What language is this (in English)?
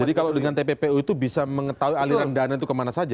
Indonesian